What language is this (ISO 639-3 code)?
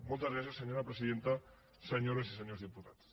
cat